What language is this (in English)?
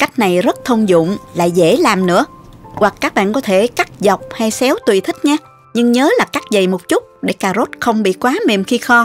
Vietnamese